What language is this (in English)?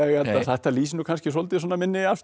Icelandic